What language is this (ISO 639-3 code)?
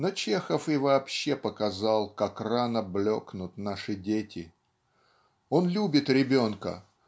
rus